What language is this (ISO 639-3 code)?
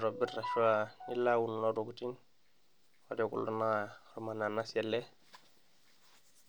mas